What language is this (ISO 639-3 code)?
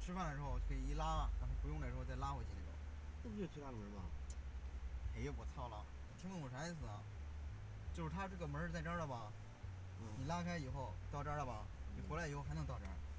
zho